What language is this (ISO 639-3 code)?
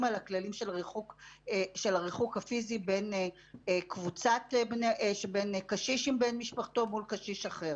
heb